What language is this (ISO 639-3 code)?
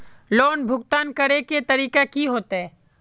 mag